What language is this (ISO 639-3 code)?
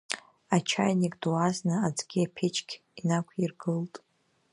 abk